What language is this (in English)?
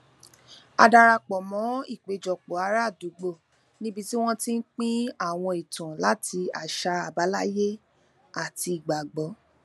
Yoruba